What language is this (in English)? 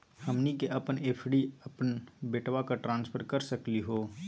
Magahi